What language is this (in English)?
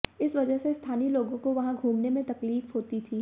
Hindi